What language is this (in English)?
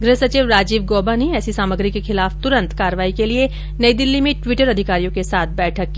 Hindi